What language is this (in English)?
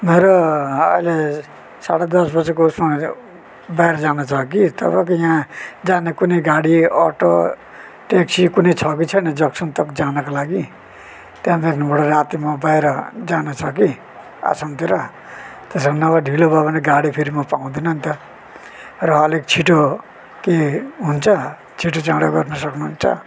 Nepali